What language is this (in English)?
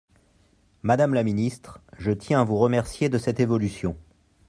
French